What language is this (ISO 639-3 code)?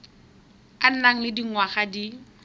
tsn